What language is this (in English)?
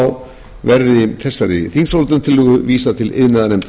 Icelandic